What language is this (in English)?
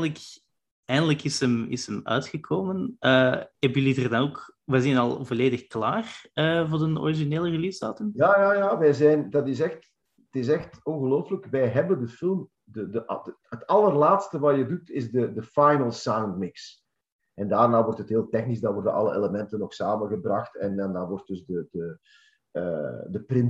Dutch